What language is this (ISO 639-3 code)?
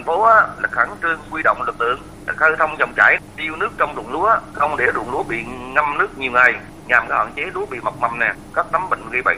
vie